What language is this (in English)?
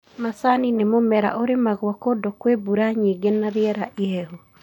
Kikuyu